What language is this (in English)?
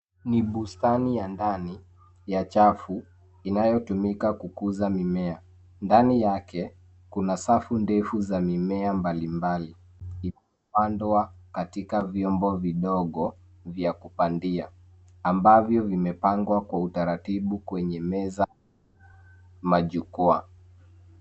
Swahili